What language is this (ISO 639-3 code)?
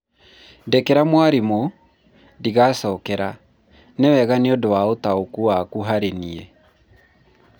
kik